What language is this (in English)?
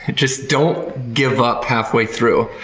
English